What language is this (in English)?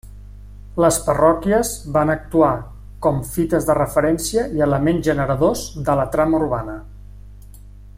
Catalan